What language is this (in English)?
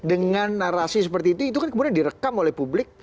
Indonesian